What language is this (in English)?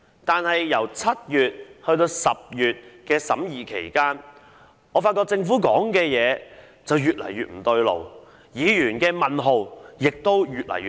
Cantonese